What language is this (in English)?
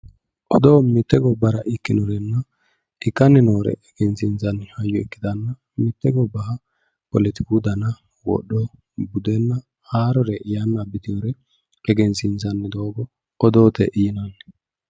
Sidamo